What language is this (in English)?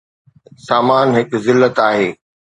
Sindhi